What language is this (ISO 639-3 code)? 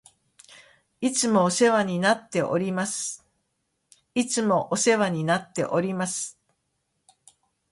jpn